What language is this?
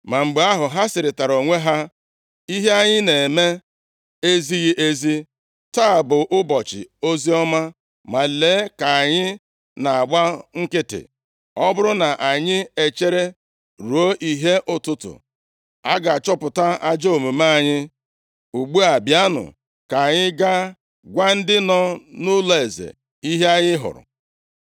Igbo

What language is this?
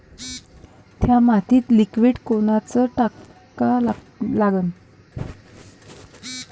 Marathi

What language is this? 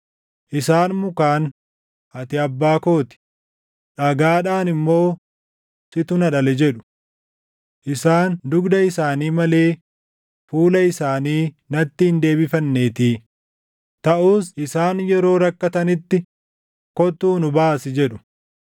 Oromo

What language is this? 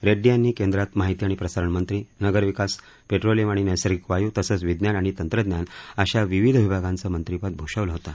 Marathi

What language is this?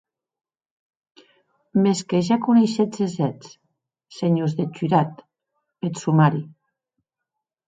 Occitan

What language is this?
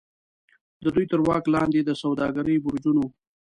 Pashto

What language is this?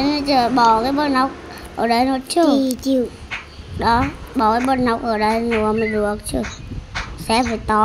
Vietnamese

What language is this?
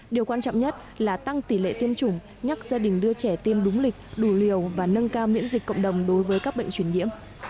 Vietnamese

